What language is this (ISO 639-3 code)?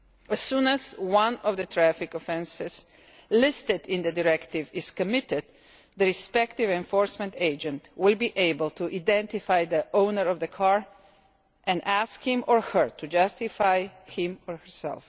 eng